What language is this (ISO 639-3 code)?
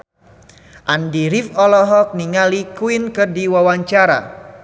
sun